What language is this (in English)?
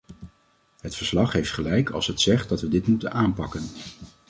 Dutch